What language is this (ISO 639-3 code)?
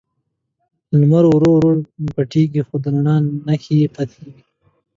pus